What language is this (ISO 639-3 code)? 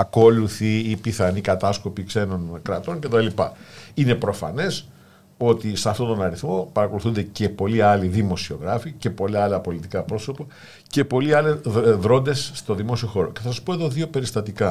ell